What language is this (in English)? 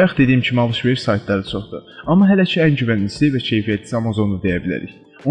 Turkish